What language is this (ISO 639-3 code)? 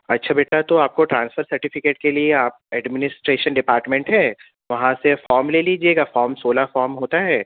urd